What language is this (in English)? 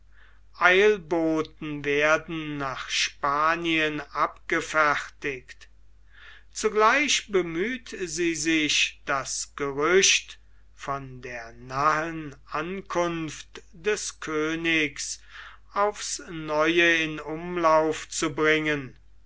German